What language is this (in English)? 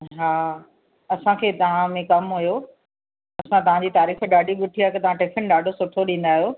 Sindhi